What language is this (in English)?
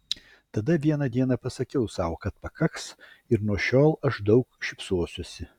Lithuanian